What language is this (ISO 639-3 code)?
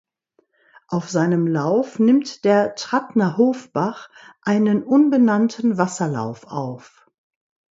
deu